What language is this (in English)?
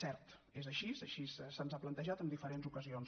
Catalan